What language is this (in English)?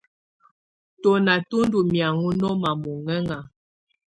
Tunen